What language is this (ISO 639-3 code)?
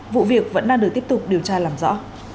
vie